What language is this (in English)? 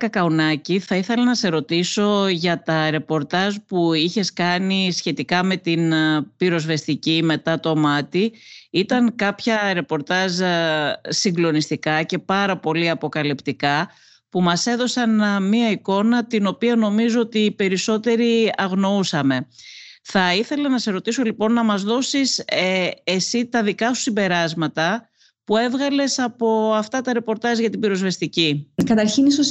Greek